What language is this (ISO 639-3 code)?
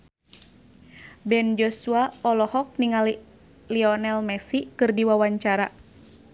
sun